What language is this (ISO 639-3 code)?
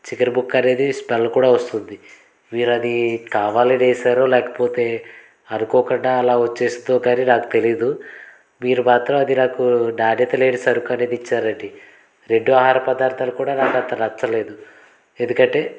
tel